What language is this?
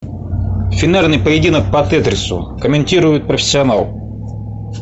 Russian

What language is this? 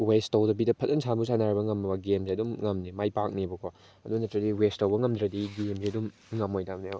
Manipuri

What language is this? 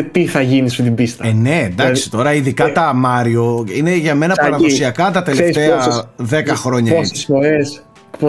Greek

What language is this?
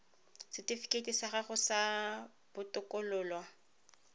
Tswana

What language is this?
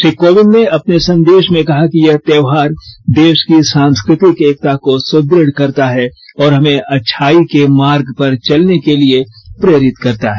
Hindi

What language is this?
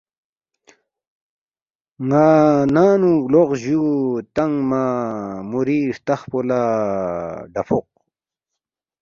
Balti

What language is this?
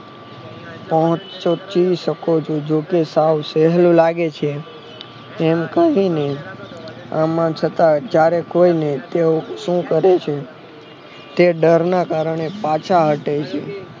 Gujarati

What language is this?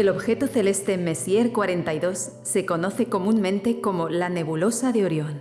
Spanish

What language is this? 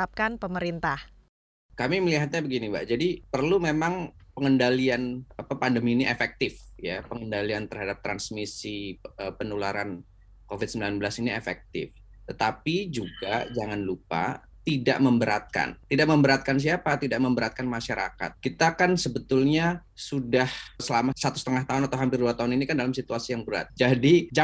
Indonesian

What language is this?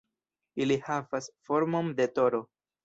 Esperanto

